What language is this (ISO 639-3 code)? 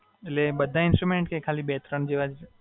guj